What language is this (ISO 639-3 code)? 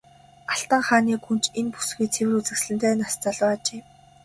mon